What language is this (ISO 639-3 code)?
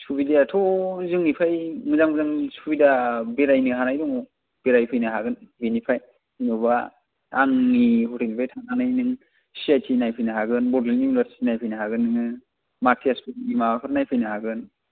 brx